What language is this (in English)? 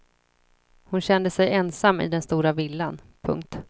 Swedish